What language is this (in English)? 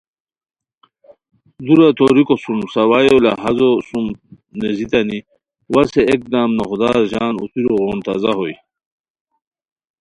Khowar